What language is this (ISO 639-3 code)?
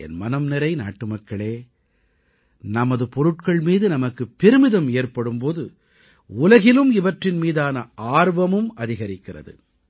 tam